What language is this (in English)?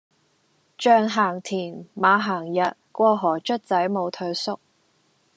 Cantonese